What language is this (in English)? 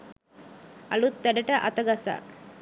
Sinhala